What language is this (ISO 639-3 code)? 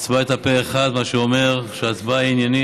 heb